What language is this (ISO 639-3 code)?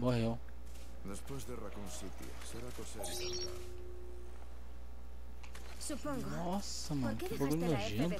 por